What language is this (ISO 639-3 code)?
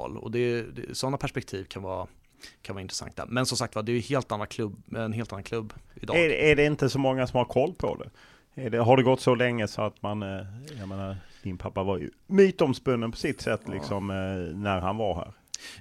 swe